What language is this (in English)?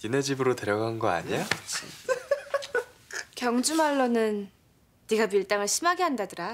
Korean